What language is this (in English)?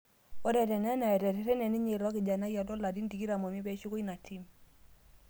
Masai